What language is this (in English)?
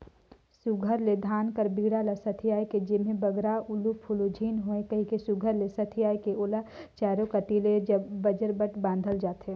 Chhattisgarhi